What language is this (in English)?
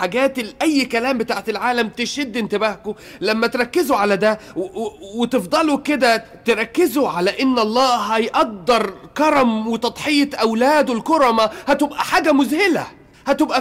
Arabic